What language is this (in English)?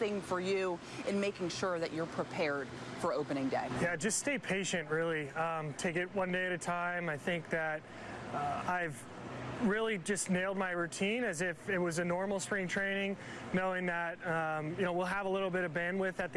English